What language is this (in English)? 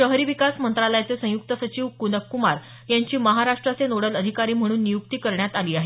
Marathi